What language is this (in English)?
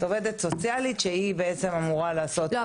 Hebrew